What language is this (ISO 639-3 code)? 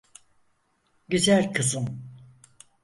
tur